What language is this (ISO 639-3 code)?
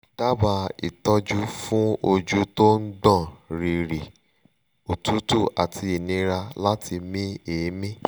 yor